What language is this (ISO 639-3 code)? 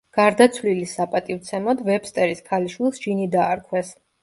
kat